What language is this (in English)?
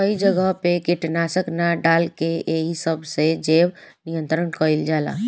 Bhojpuri